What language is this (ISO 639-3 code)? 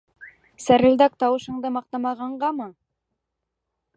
bak